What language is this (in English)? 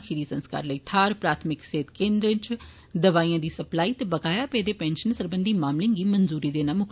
Dogri